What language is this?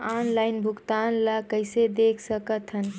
Chhattisgarhi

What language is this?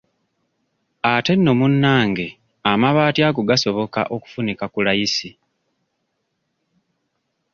Ganda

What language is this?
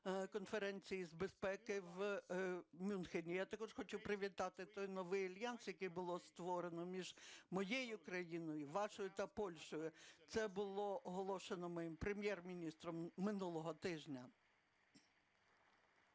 Ukrainian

